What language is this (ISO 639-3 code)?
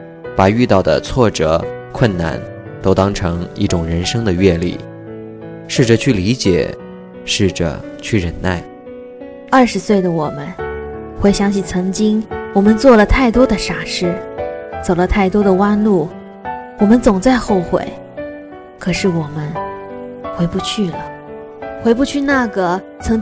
zho